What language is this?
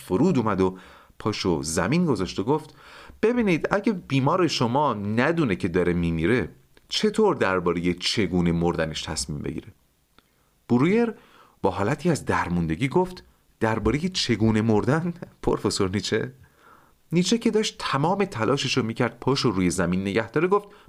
Persian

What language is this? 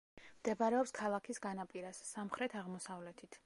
Georgian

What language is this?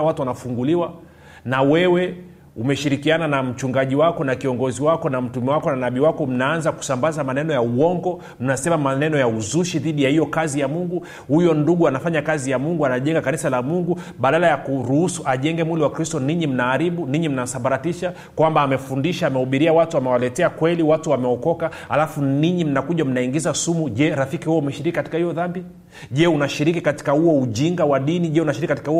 Swahili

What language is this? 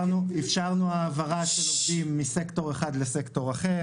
Hebrew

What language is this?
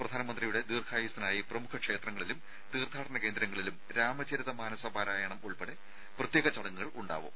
Malayalam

